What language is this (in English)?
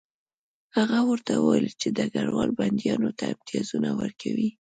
Pashto